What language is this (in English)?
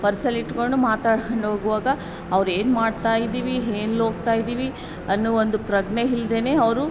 Kannada